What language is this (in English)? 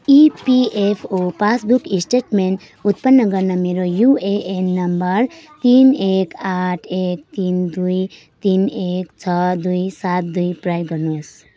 Nepali